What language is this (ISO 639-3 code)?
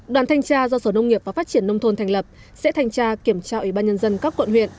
vie